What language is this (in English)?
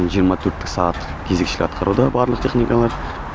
Kazakh